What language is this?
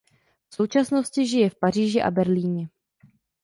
Czech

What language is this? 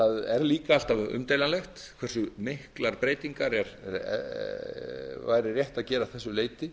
Icelandic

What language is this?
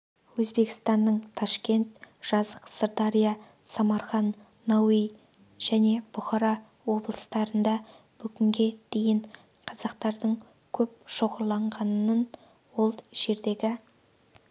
Kazakh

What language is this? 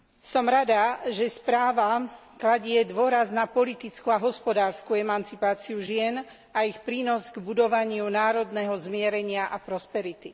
Slovak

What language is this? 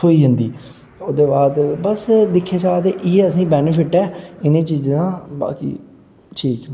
Dogri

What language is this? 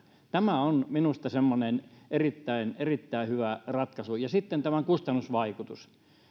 Finnish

